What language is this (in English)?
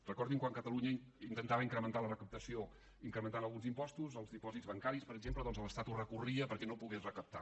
Catalan